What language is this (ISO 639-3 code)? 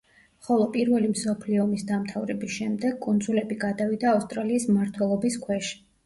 kat